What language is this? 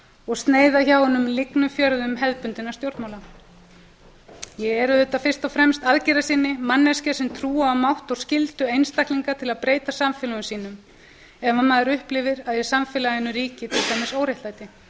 Icelandic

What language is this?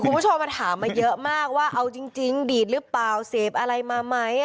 Thai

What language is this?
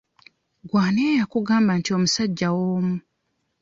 Ganda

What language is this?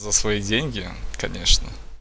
Russian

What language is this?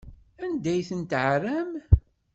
Kabyle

